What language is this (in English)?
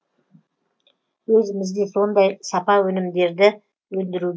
Kazakh